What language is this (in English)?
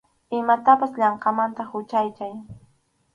Arequipa-La Unión Quechua